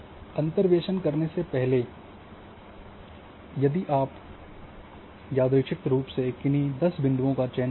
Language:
Hindi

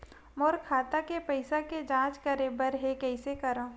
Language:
Chhattisgarhi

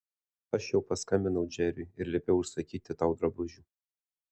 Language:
Lithuanian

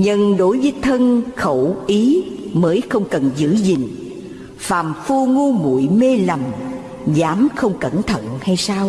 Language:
Vietnamese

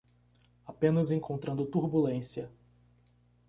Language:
Portuguese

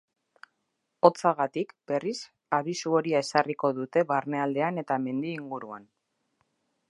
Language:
Basque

